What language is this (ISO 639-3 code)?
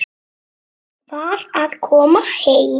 isl